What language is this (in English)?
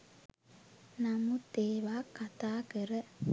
Sinhala